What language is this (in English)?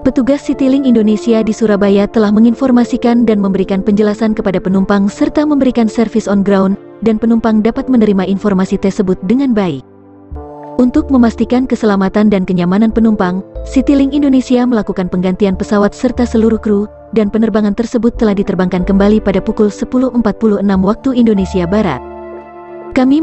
Indonesian